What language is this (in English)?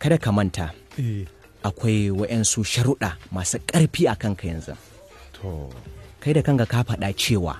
Filipino